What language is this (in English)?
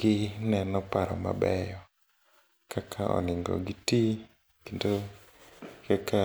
Luo (Kenya and Tanzania)